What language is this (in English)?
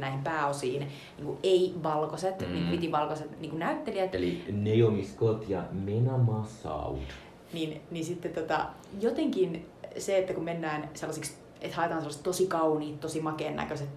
Finnish